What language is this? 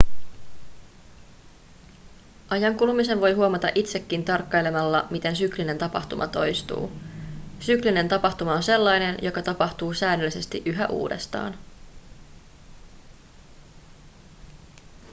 Finnish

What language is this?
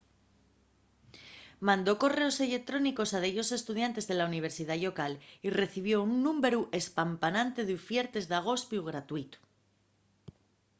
Asturian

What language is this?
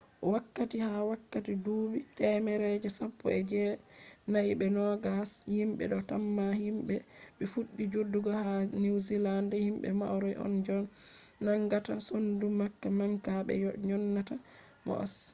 Fula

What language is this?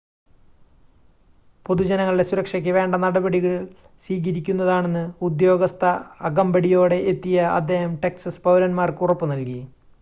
Malayalam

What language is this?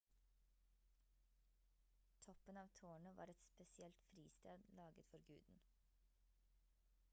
Norwegian Bokmål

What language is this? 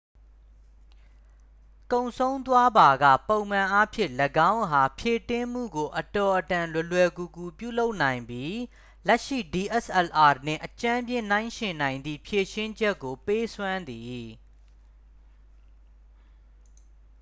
Burmese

